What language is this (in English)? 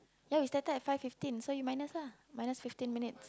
English